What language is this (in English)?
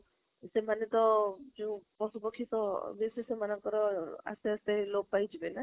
Odia